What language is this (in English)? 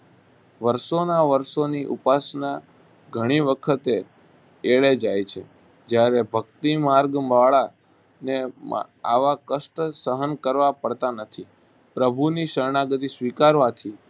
Gujarati